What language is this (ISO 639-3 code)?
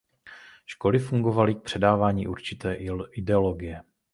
ces